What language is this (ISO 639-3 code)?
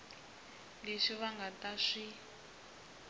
tso